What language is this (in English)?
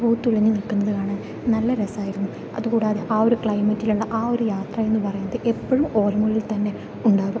Malayalam